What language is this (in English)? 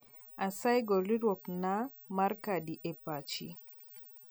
Luo (Kenya and Tanzania)